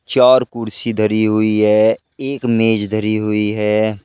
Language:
Hindi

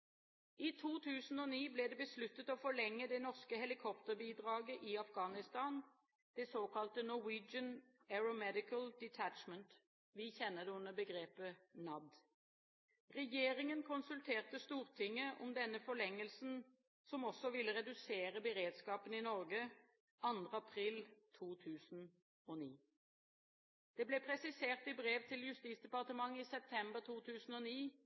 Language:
Norwegian Bokmål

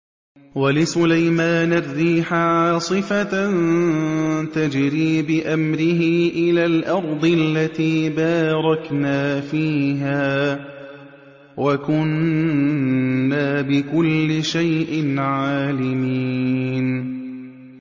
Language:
Arabic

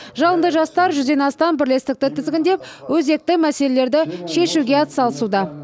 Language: Kazakh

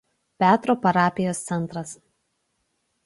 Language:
Lithuanian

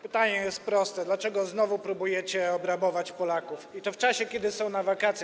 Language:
Polish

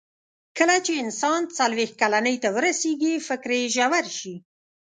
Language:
Pashto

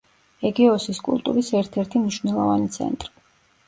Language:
Georgian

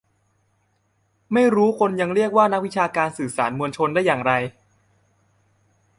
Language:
Thai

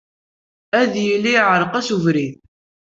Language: Kabyle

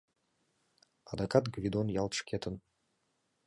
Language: Mari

